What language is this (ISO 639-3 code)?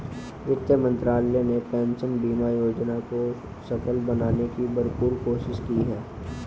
hin